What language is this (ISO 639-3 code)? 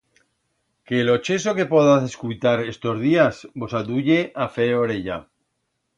arg